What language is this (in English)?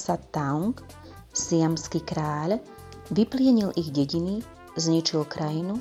Slovak